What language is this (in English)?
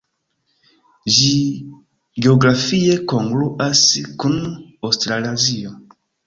Esperanto